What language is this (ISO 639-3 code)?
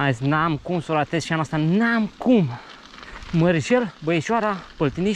ron